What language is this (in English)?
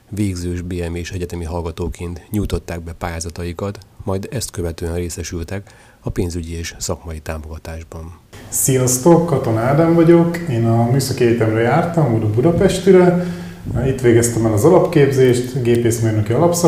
Hungarian